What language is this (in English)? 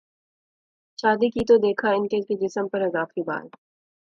Urdu